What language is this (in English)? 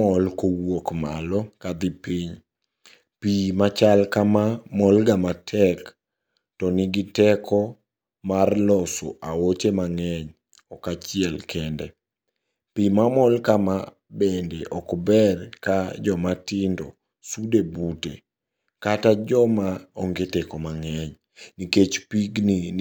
Luo (Kenya and Tanzania)